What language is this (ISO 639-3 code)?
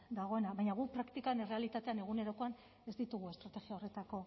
eus